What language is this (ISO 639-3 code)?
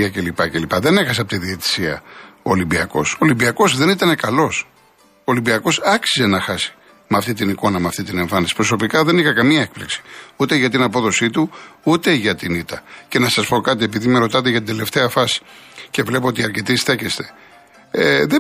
ell